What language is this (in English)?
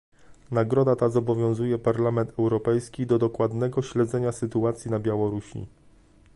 Polish